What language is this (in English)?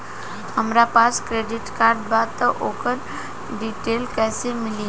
Bhojpuri